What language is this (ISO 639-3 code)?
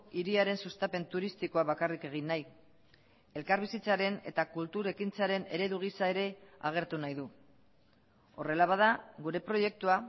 eus